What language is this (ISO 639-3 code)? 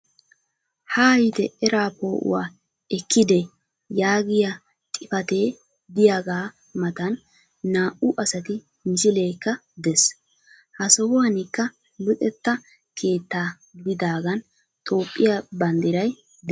wal